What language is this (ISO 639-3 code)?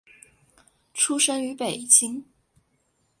zho